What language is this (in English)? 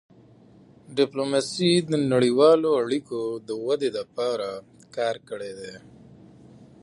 Pashto